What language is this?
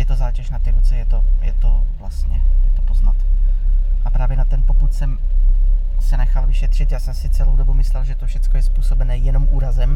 Czech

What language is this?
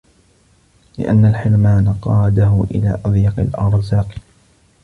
Arabic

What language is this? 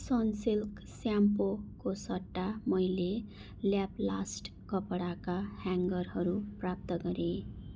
Nepali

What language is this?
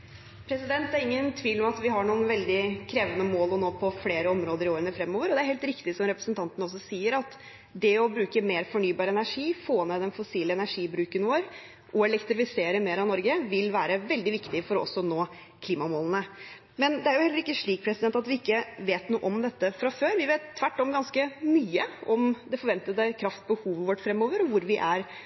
Norwegian Bokmål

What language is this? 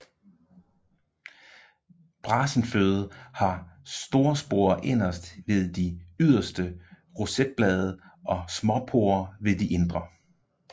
Danish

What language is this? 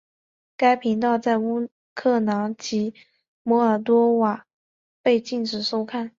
Chinese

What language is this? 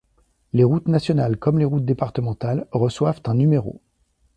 French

